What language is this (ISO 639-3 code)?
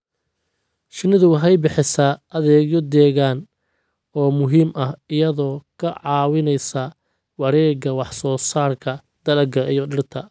som